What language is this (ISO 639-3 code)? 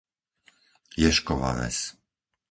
slk